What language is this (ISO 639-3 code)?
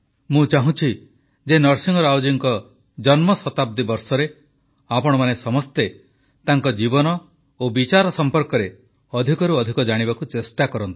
ori